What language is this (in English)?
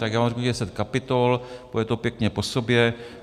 Czech